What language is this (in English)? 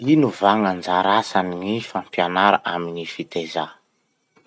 Masikoro Malagasy